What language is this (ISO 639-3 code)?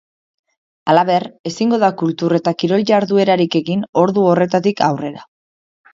eus